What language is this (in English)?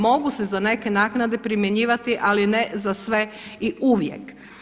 Croatian